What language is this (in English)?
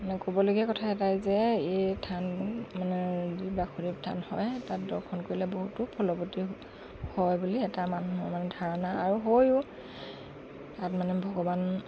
Assamese